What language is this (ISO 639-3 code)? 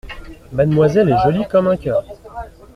fra